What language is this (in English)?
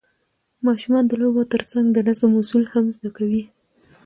Pashto